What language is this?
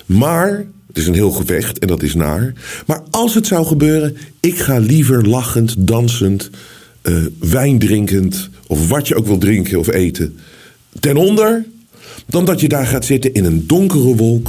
Dutch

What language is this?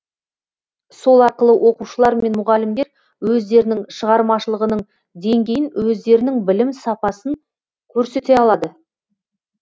Kazakh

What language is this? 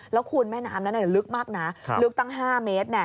Thai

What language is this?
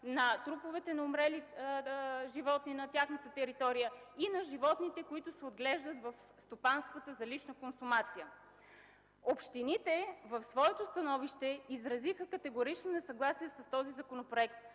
Bulgarian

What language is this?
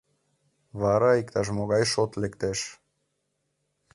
Mari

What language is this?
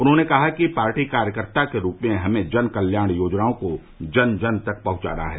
Hindi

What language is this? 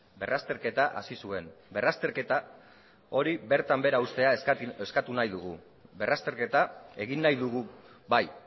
Basque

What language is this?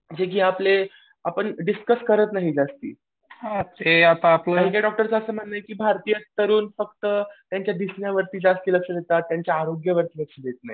Marathi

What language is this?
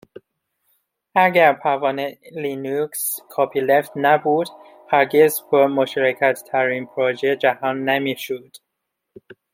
Persian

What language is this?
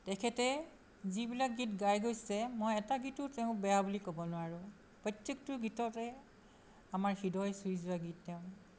Assamese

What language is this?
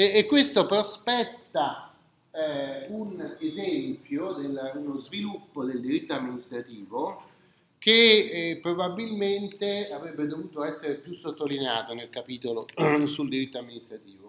Italian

